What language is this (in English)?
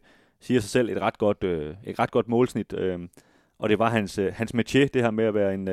Danish